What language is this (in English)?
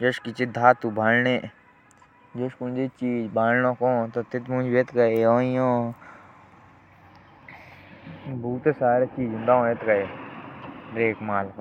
Jaunsari